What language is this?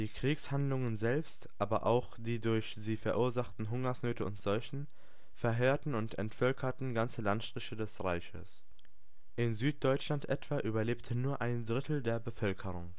German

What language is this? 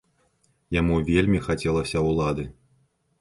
Belarusian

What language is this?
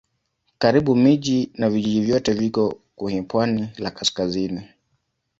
Swahili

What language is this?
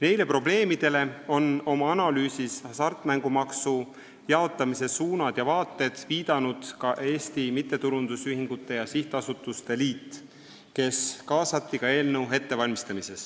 Estonian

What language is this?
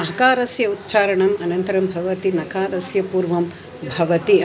Sanskrit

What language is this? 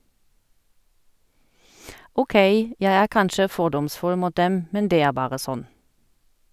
Norwegian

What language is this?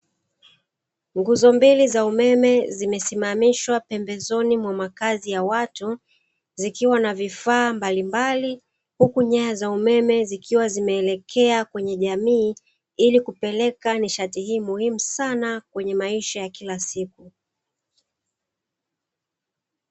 Swahili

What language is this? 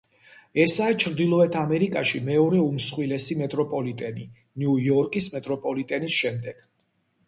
Georgian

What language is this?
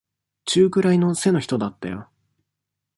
Japanese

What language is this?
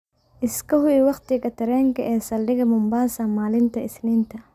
Somali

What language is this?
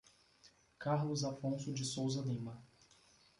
Portuguese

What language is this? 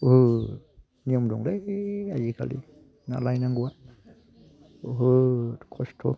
Bodo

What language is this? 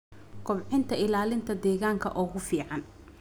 Somali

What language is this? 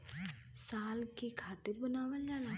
Bhojpuri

